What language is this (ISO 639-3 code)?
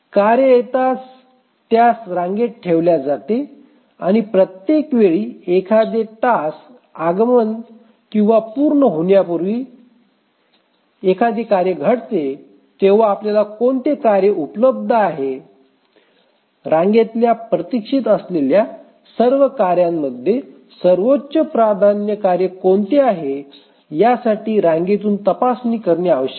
mar